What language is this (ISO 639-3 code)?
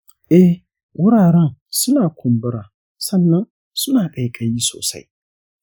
hau